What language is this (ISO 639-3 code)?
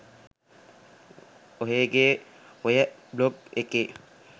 sin